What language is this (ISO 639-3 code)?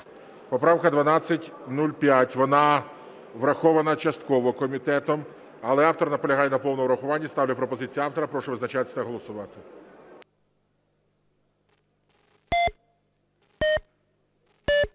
ukr